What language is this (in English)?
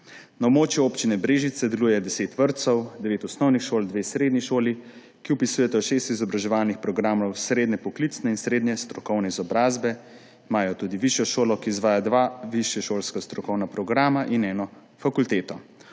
Slovenian